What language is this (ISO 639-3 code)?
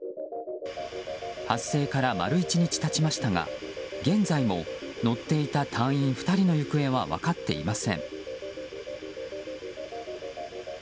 jpn